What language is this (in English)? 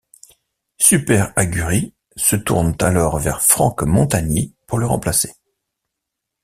French